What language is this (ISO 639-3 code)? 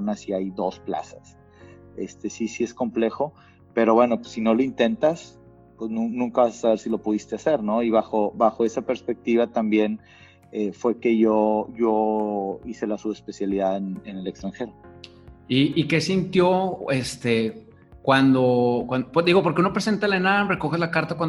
spa